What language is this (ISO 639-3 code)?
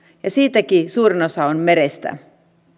fin